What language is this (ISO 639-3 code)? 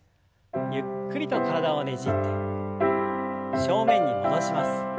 jpn